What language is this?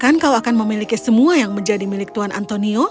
Indonesian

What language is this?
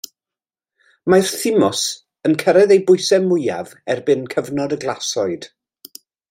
Welsh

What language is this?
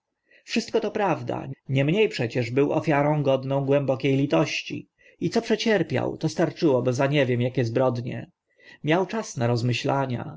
Polish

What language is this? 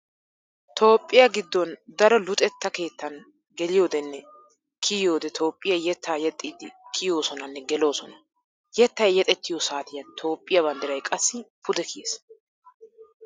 Wolaytta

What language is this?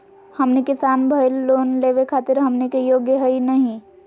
Magahi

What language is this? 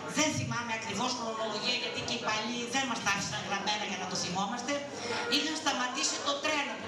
Greek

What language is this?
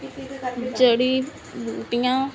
Punjabi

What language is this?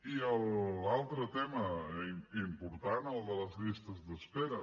Catalan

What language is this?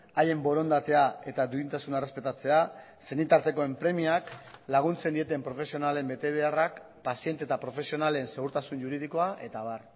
Basque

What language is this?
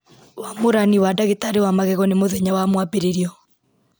Kikuyu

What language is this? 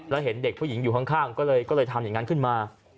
Thai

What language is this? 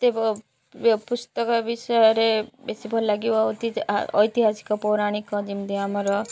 Odia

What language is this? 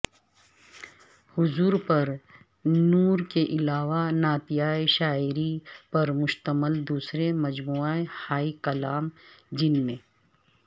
Urdu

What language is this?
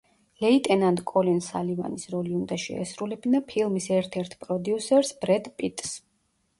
Georgian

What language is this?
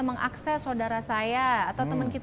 Indonesian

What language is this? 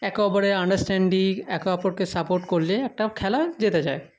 Bangla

